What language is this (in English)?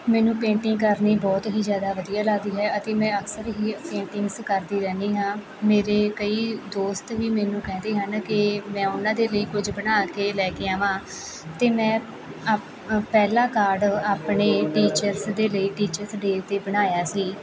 Punjabi